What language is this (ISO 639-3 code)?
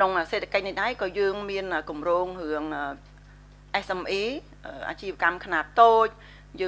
vie